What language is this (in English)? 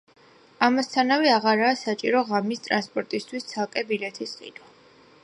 Georgian